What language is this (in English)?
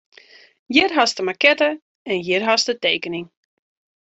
Western Frisian